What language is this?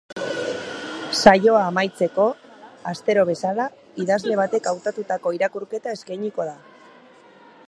Basque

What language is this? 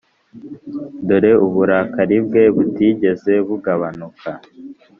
Kinyarwanda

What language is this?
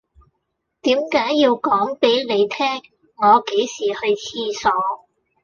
Cantonese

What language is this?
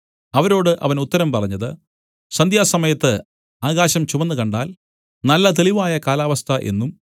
Malayalam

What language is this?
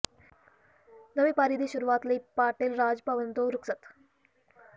Punjabi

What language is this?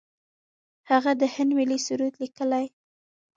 Pashto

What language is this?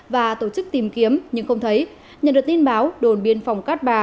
Vietnamese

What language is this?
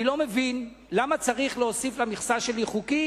Hebrew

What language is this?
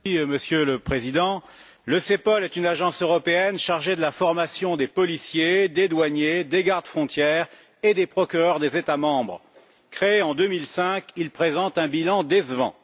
French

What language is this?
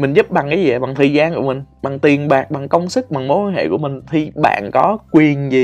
Vietnamese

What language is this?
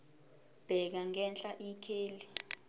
Zulu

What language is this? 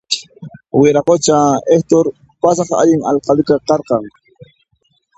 Puno Quechua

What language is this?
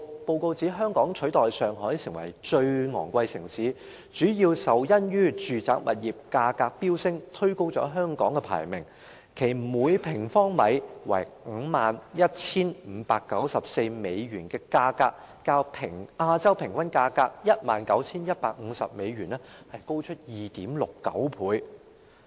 Cantonese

